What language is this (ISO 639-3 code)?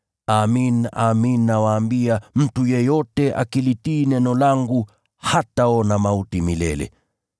swa